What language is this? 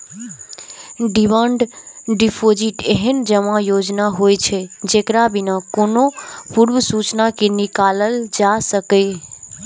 Maithili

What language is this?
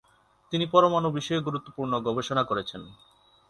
Bangla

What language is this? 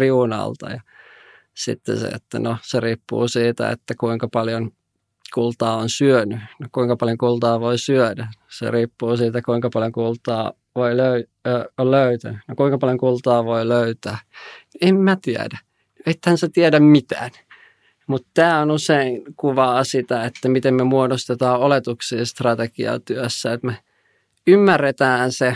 Finnish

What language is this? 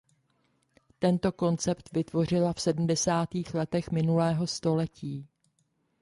Czech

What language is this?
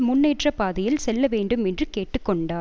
Tamil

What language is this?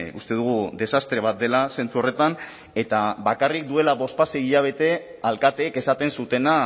Basque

